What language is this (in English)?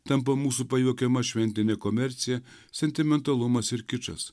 Lithuanian